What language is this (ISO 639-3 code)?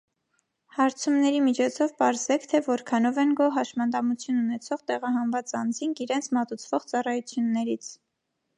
hye